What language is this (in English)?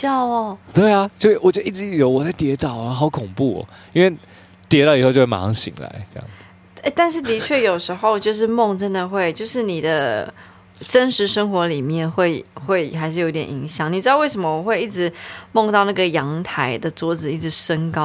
Chinese